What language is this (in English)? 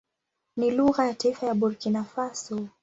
Swahili